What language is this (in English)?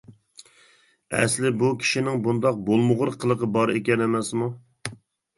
Uyghur